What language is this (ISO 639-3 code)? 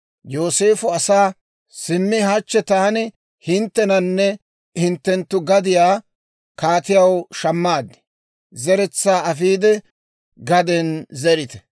dwr